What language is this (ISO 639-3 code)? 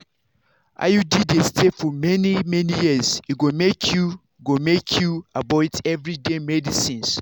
pcm